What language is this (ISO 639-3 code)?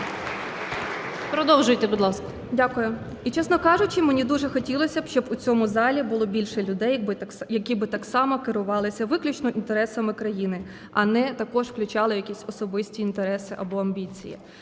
ukr